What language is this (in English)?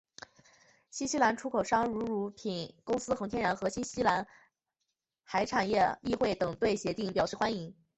Chinese